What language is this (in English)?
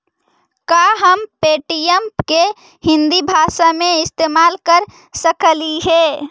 Magahi